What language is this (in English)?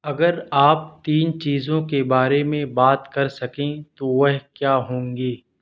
Urdu